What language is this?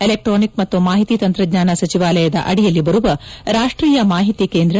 Kannada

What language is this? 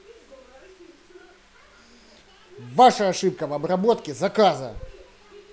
Russian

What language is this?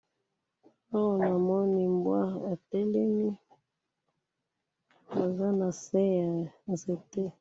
Lingala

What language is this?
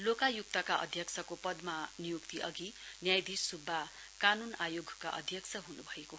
Nepali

